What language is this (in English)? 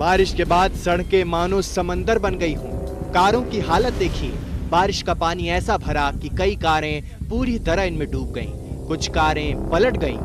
Hindi